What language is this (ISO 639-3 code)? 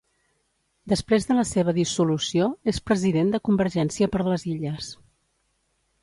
cat